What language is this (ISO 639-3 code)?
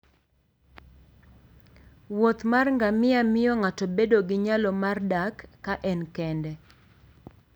luo